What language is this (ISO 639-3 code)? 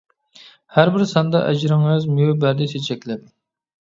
uig